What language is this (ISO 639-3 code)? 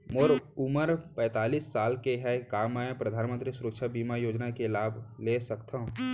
hne